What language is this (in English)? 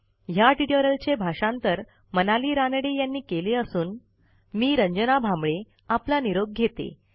Marathi